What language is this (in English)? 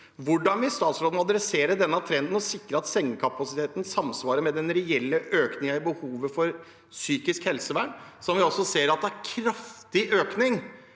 Norwegian